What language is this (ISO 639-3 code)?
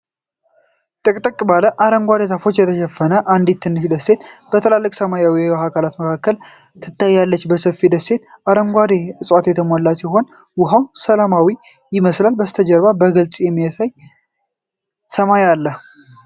amh